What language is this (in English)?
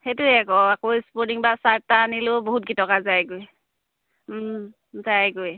Assamese